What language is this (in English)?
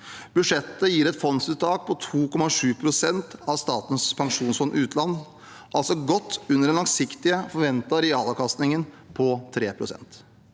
Norwegian